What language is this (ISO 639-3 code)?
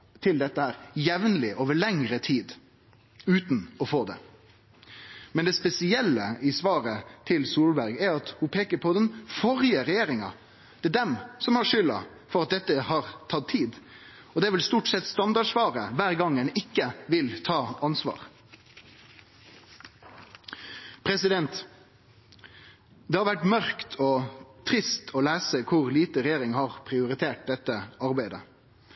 nno